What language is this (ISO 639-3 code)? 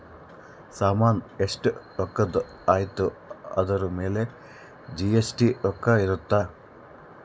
kan